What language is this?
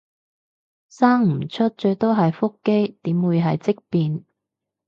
Cantonese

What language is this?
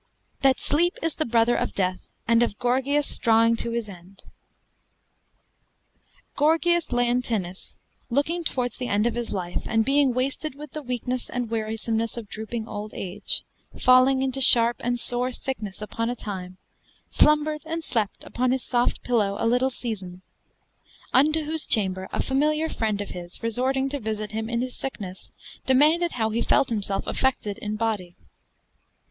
English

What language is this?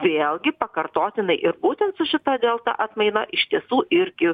Lithuanian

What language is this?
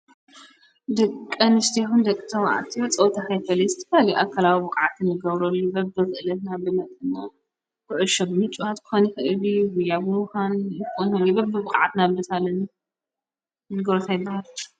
Tigrinya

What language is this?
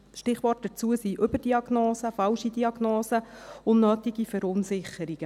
Swiss German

